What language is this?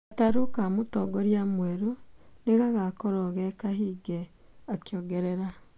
Kikuyu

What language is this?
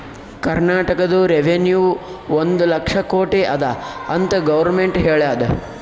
Kannada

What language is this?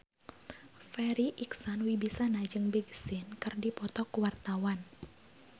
Sundanese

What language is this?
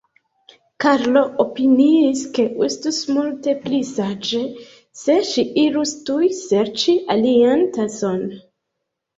Esperanto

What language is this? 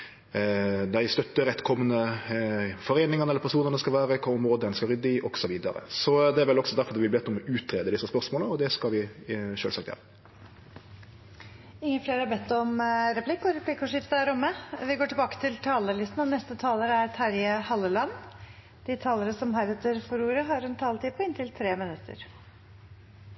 Norwegian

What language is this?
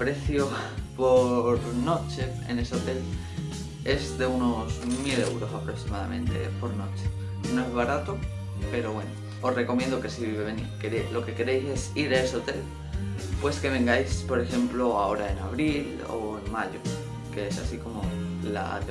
Spanish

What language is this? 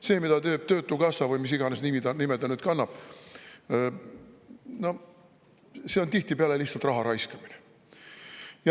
Estonian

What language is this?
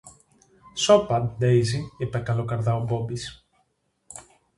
Greek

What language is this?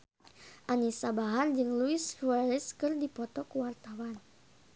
Sundanese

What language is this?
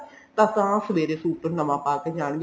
Punjabi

